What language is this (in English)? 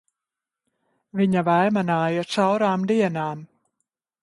Latvian